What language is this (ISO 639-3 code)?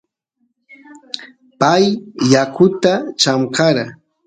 qus